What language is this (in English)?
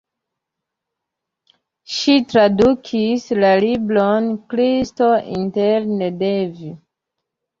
Esperanto